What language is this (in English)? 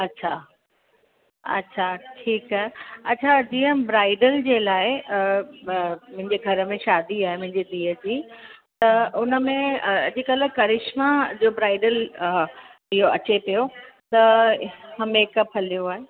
Sindhi